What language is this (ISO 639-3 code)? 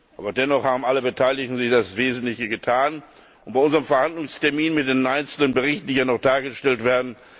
deu